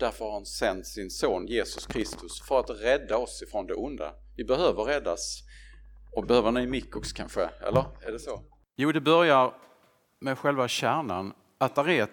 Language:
Swedish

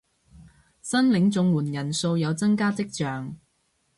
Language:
Cantonese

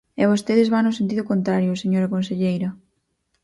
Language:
Galician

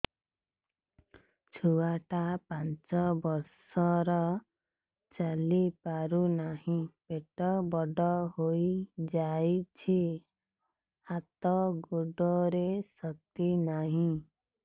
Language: Odia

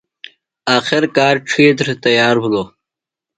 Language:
Phalura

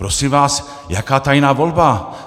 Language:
Czech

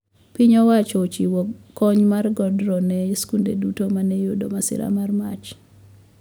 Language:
Luo (Kenya and Tanzania)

